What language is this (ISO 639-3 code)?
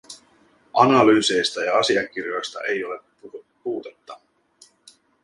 fin